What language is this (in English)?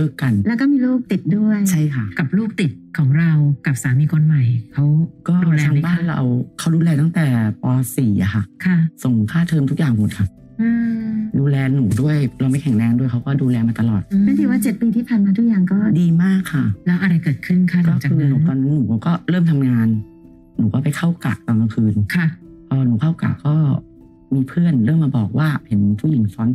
Thai